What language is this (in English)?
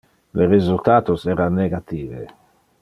Interlingua